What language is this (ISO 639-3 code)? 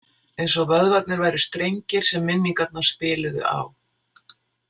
isl